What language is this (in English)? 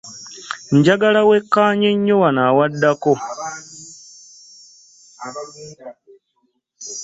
Ganda